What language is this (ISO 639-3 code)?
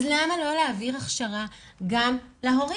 heb